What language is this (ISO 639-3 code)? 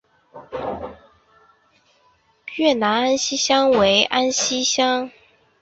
zho